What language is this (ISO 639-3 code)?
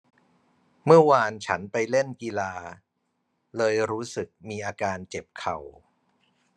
tha